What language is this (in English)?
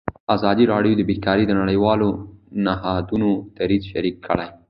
Pashto